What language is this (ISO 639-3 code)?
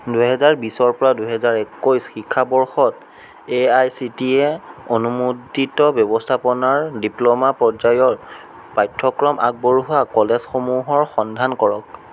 asm